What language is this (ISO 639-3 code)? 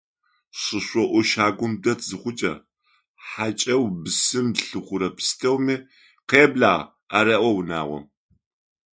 ady